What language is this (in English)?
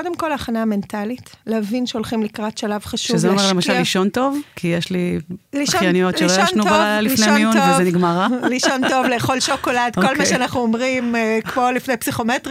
Hebrew